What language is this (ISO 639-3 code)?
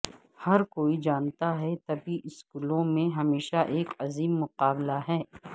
urd